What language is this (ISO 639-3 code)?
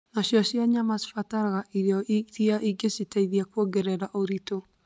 kik